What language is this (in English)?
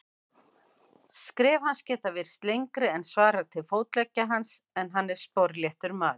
Icelandic